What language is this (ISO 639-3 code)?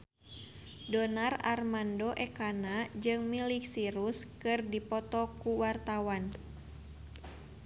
sun